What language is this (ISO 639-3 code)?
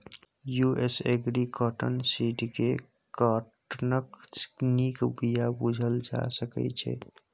mai